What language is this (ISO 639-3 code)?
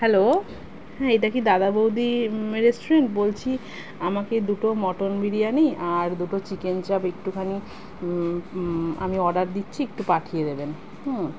ben